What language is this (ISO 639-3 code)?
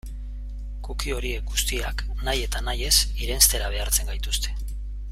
eus